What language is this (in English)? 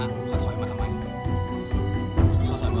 Thai